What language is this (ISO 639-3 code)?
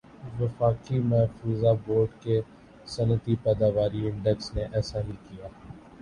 urd